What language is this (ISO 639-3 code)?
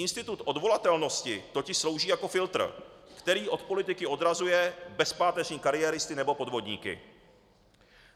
ces